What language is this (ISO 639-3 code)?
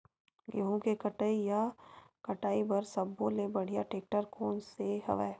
hne